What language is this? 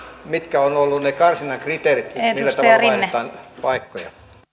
Finnish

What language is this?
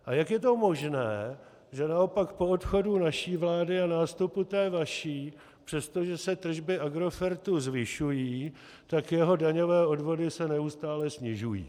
Czech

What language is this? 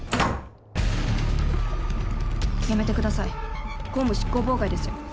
Japanese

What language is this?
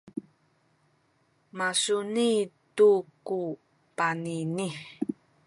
Sakizaya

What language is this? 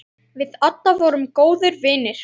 Icelandic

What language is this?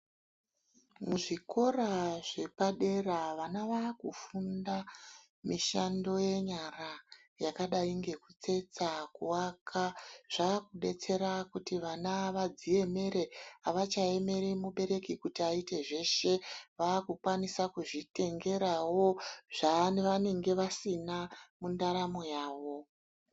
Ndau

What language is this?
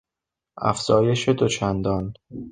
Persian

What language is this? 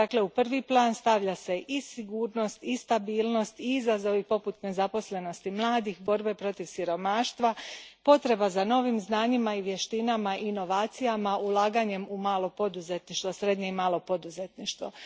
Croatian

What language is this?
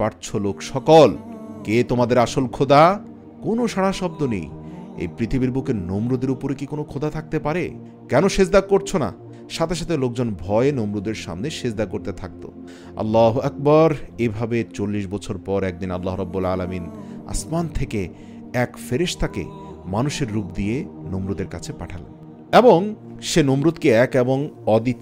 Arabic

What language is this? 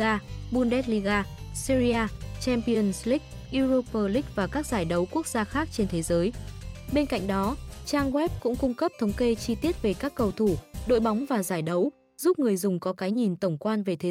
Vietnamese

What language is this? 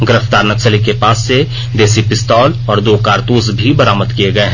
Hindi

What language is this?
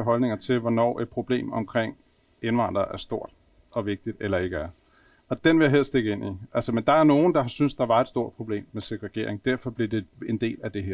Danish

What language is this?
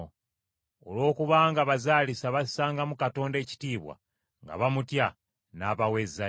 Ganda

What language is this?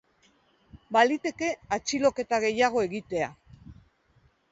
Basque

